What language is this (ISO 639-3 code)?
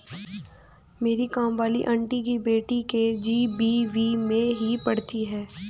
hin